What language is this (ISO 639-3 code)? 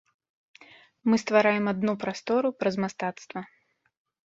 bel